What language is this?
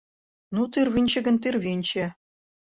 Mari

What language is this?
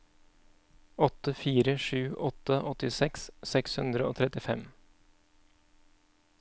Norwegian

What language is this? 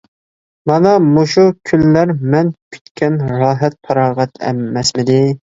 Uyghur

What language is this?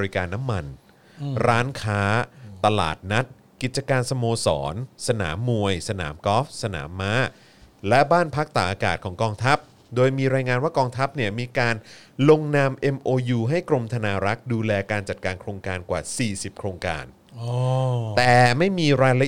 Thai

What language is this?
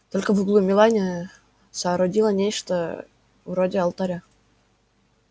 Russian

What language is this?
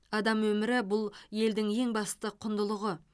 Kazakh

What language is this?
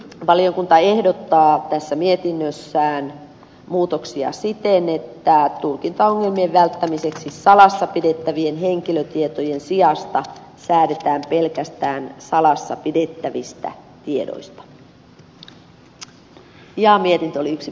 Finnish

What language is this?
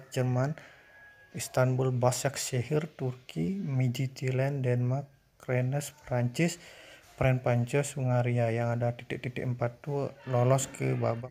Indonesian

